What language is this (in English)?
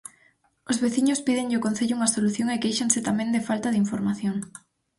Galician